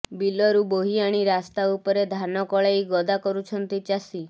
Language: Odia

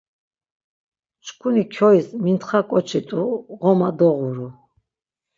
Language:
Laz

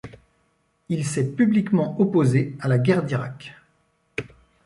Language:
French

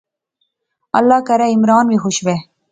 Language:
Pahari-Potwari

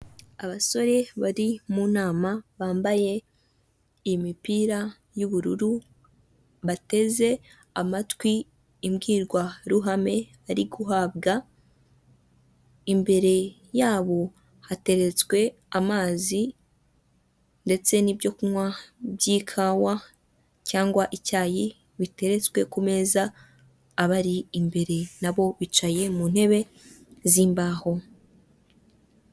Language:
Kinyarwanda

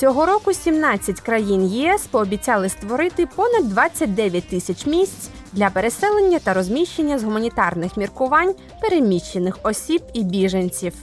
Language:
Ukrainian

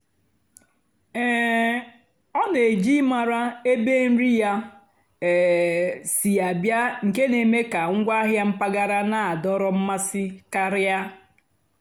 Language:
Igbo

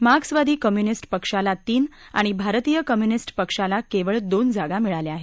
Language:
Marathi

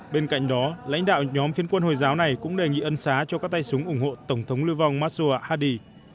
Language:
Vietnamese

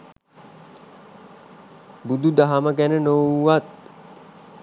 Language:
Sinhala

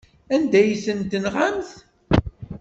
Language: Kabyle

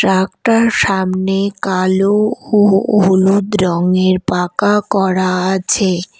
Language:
Bangla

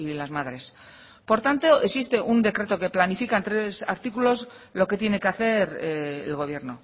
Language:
Spanish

